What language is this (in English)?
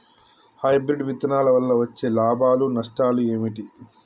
Telugu